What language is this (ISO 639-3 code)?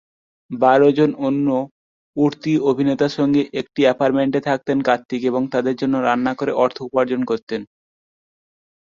ben